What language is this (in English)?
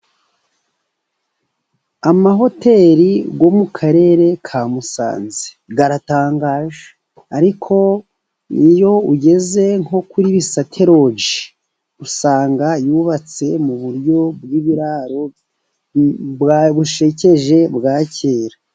Kinyarwanda